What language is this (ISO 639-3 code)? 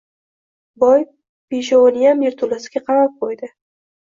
uzb